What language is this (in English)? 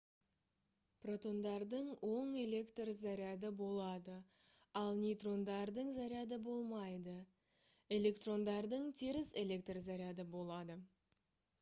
Kazakh